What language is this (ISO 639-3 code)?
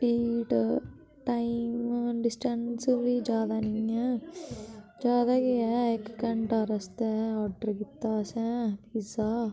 doi